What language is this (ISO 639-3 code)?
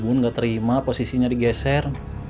ind